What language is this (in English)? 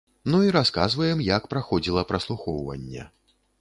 Belarusian